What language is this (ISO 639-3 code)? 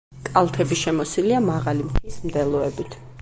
kat